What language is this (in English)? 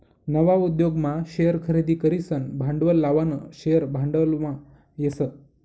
Marathi